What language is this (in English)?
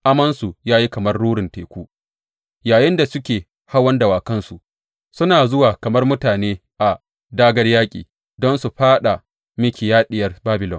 Hausa